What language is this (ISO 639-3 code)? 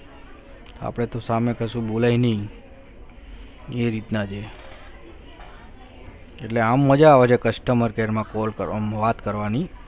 guj